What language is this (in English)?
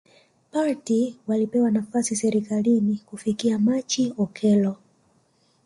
Swahili